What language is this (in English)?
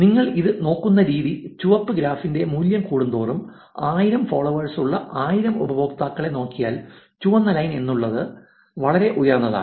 Malayalam